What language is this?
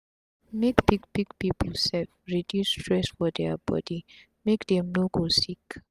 Nigerian Pidgin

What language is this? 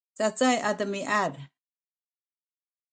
Sakizaya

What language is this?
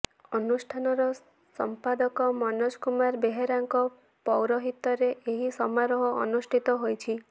Odia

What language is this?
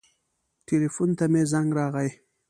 Pashto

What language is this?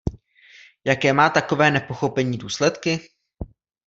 Czech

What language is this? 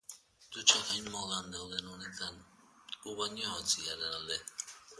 Basque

